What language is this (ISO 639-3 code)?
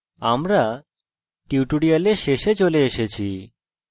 ben